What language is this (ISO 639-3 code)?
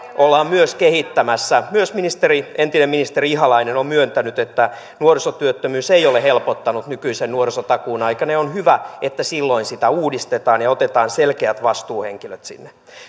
fin